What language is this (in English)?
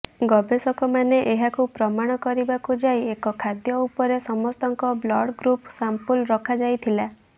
Odia